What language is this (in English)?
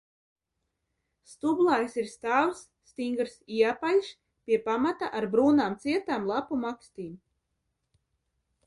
Latvian